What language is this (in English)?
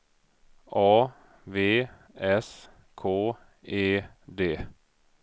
Swedish